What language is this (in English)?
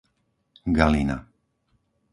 Slovak